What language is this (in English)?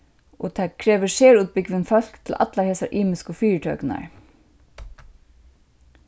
Faroese